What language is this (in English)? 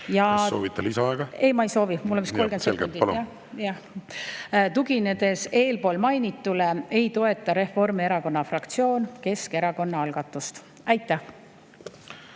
Estonian